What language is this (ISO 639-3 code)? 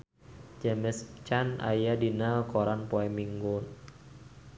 sun